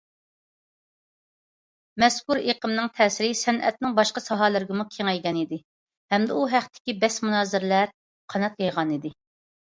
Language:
Uyghur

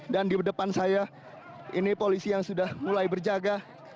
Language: Indonesian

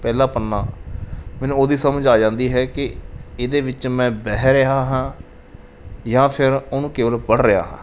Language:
Punjabi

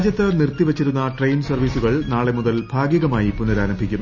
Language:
Malayalam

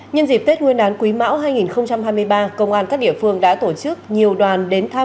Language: Vietnamese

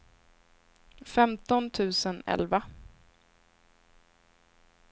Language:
Swedish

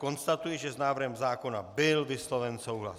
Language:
Czech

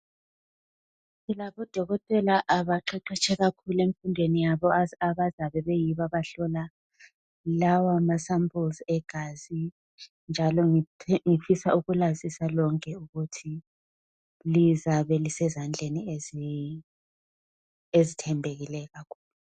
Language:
North Ndebele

